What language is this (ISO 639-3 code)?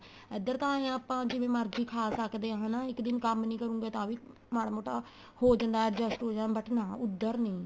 pan